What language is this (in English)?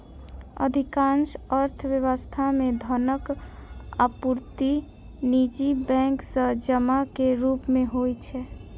Maithili